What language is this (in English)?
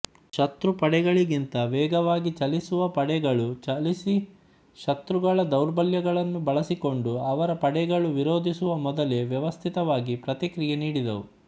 Kannada